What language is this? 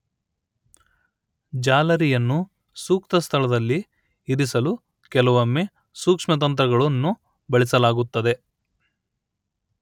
Kannada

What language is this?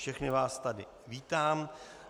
Czech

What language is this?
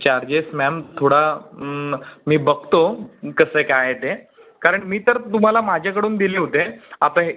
Marathi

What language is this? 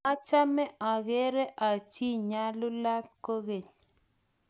Kalenjin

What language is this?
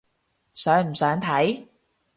Cantonese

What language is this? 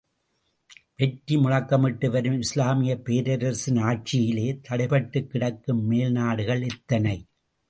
Tamil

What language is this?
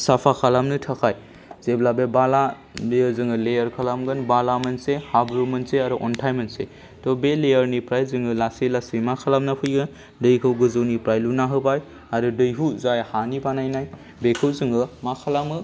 Bodo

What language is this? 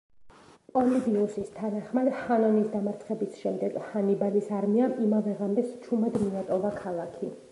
Georgian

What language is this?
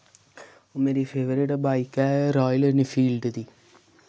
Dogri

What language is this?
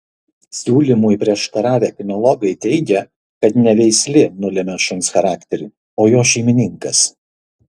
Lithuanian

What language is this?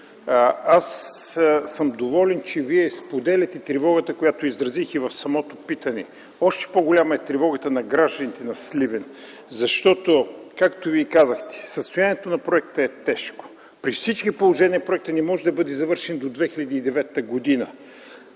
Bulgarian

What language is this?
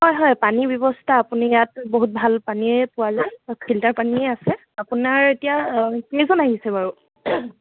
Assamese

